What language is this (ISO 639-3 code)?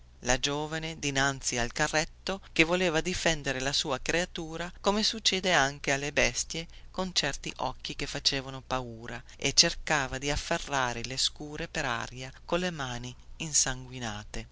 ita